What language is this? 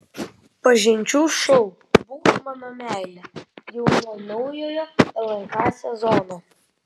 Lithuanian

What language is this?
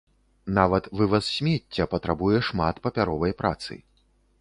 Belarusian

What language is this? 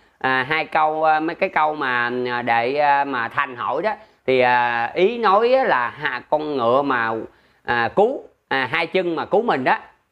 Vietnamese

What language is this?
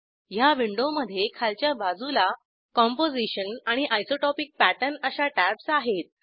Marathi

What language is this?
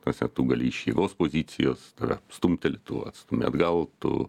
Lithuanian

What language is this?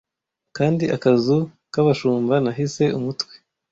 Kinyarwanda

